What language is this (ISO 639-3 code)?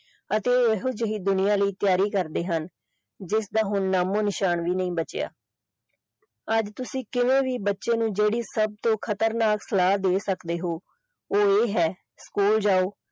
pan